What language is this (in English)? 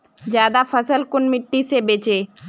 Magahi